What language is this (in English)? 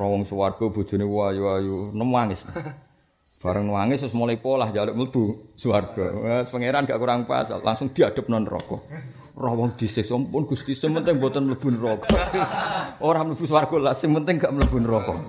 Malay